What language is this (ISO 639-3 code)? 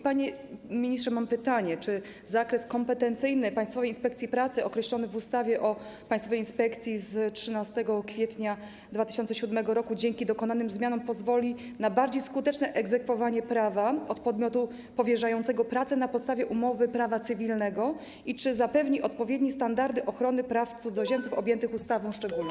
pol